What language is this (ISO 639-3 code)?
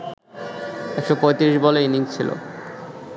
ben